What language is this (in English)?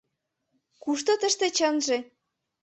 Mari